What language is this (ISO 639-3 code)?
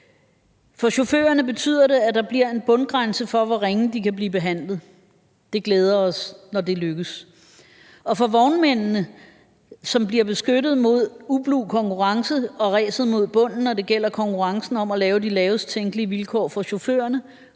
dan